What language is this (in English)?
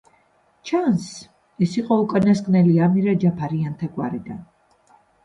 Georgian